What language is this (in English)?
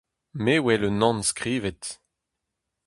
Breton